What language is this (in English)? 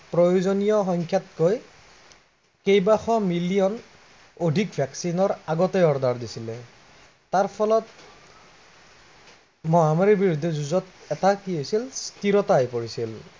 Assamese